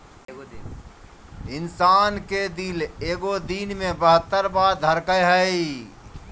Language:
Magahi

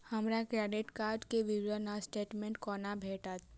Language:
Maithili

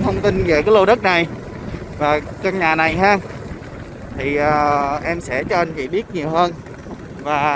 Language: Vietnamese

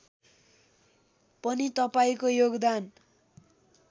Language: Nepali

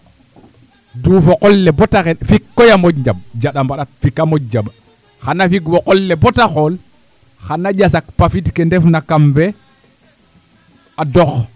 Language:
Serer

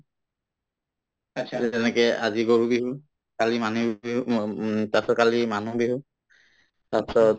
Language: Assamese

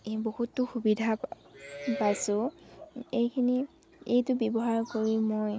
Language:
Assamese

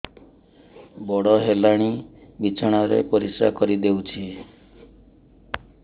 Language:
Odia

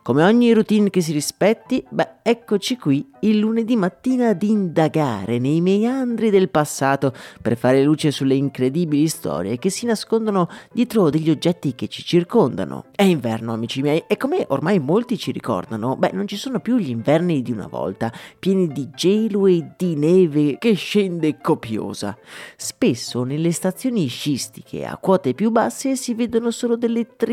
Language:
Italian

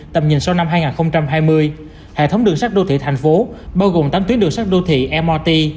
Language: Vietnamese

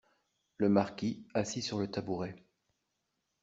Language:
French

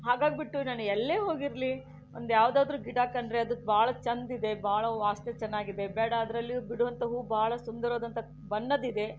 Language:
Kannada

